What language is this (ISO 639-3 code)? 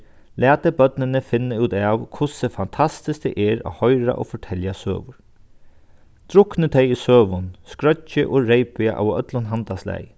fao